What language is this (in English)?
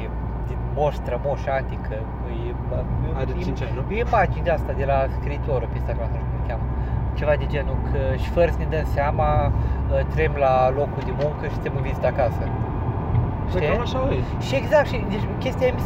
Romanian